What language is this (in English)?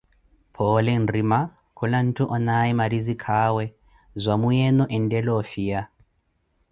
Koti